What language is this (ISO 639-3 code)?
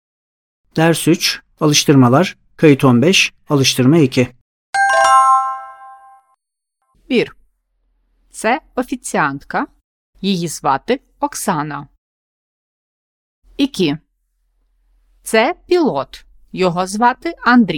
ukr